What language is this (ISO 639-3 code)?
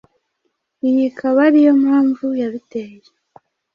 kin